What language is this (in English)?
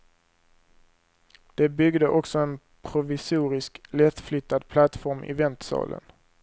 Swedish